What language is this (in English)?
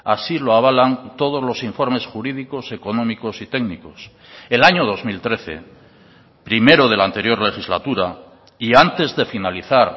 Spanish